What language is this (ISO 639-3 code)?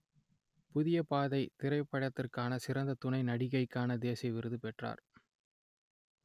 tam